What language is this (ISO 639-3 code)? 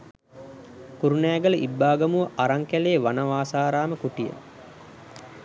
sin